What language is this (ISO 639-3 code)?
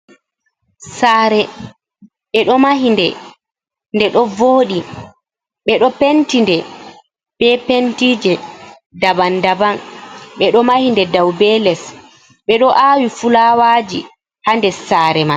ful